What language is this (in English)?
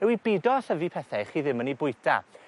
Welsh